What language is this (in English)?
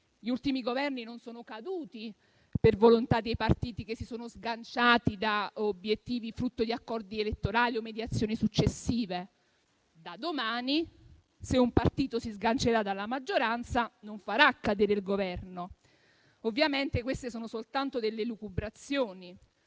Italian